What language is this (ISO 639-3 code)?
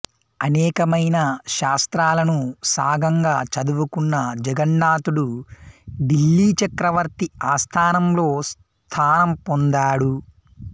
tel